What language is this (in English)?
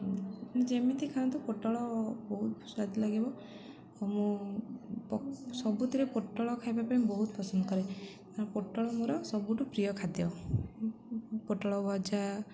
Odia